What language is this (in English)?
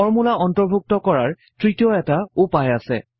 Assamese